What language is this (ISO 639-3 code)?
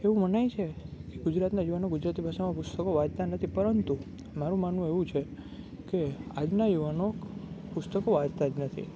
guj